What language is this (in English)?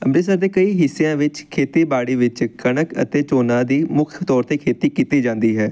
Punjabi